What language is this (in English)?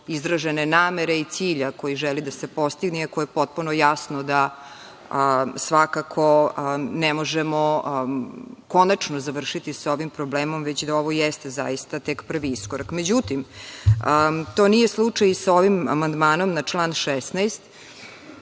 Serbian